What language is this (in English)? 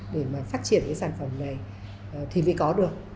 Vietnamese